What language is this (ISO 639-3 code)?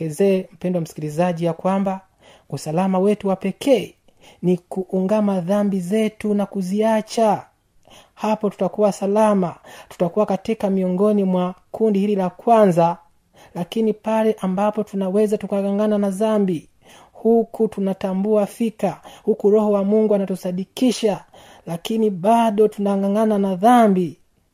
swa